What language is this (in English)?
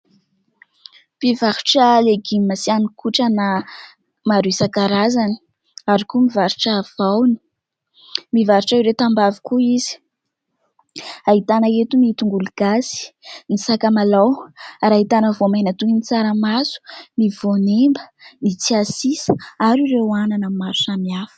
Malagasy